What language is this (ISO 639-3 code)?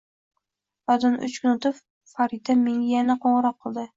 uzb